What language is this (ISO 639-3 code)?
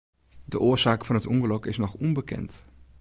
fry